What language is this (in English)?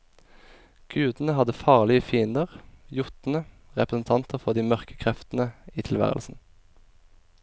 Norwegian